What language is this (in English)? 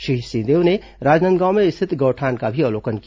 Hindi